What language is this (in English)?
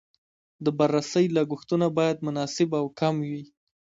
Pashto